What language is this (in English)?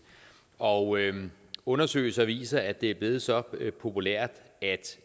Danish